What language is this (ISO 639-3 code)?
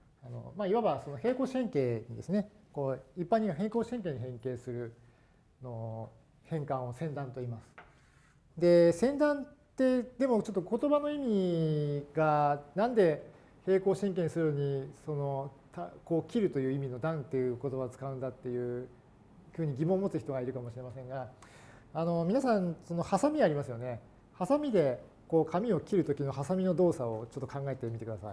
jpn